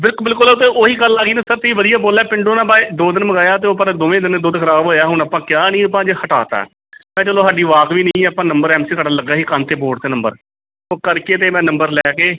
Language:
Punjabi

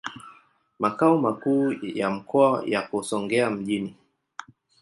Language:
Swahili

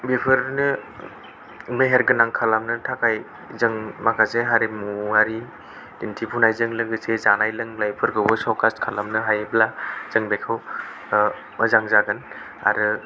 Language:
Bodo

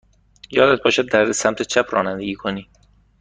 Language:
Persian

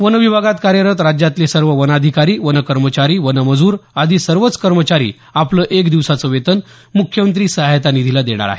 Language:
Marathi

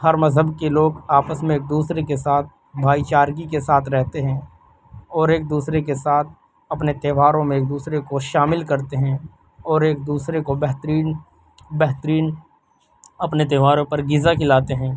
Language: Urdu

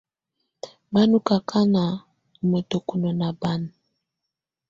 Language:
Tunen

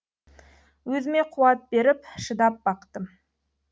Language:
Kazakh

